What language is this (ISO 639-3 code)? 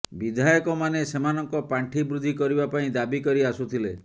ori